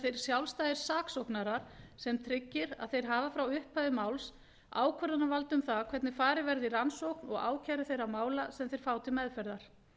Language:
Icelandic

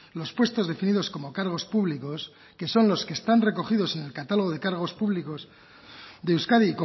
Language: Spanish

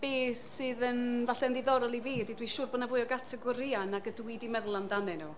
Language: Welsh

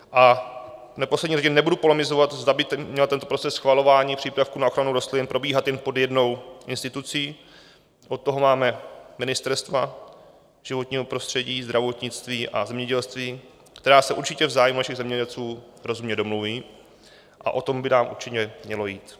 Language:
Czech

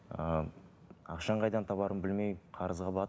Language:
Kazakh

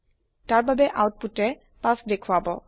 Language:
Assamese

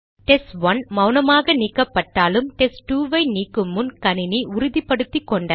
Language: Tamil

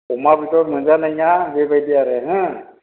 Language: Bodo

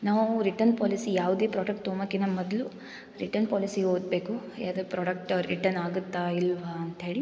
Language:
Kannada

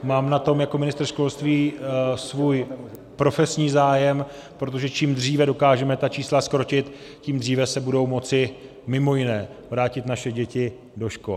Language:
Czech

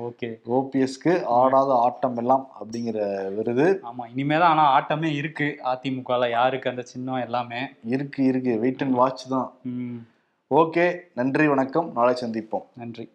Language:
Tamil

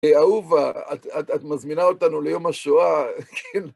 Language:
Hebrew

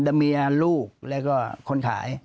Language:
Thai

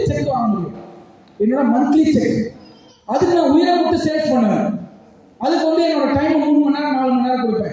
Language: Tamil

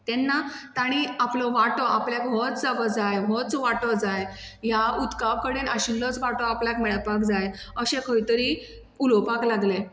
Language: Konkani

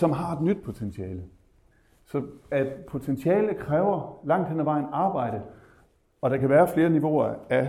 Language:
Danish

